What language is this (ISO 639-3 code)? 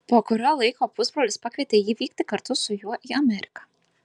lit